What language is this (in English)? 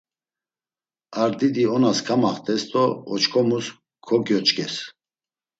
Laz